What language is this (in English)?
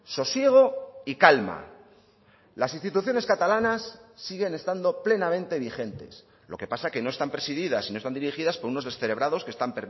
Spanish